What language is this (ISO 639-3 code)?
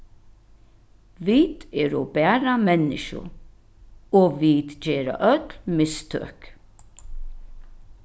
fao